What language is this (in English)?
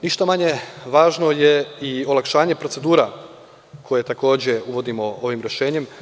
Serbian